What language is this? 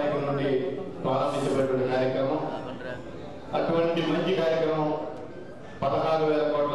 Greek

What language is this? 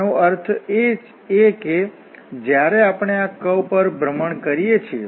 Gujarati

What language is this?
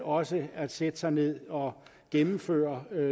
Danish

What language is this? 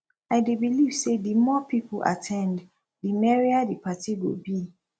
Nigerian Pidgin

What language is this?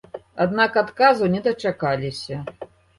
Belarusian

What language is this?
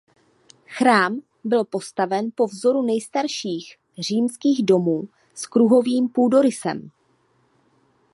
Czech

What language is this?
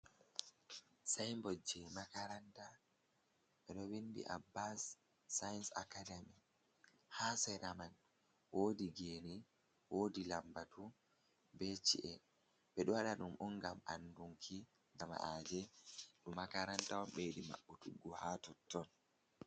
Fula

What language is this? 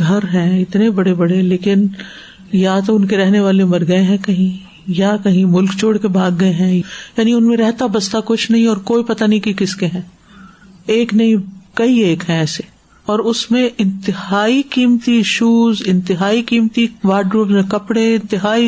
Urdu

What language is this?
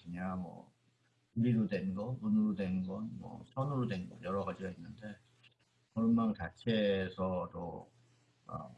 Korean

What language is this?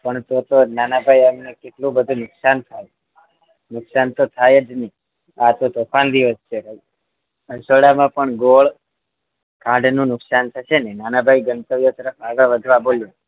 Gujarati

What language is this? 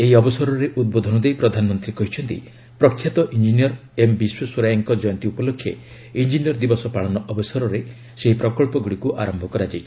Odia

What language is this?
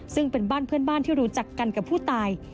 Thai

